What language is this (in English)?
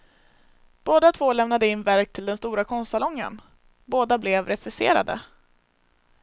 Swedish